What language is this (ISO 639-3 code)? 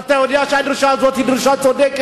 heb